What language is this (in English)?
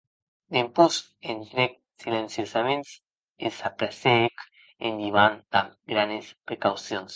Occitan